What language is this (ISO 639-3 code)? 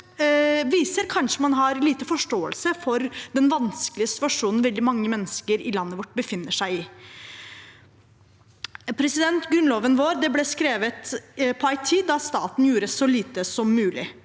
nor